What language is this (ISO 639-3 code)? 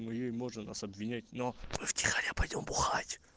rus